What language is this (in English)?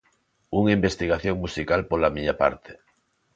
Galician